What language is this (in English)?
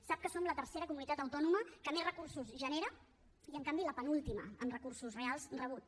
Catalan